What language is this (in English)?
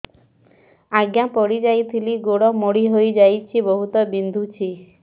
Odia